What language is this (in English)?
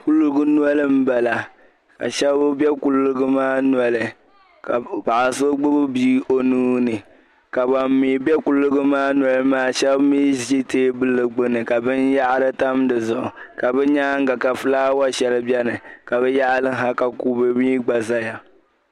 Dagbani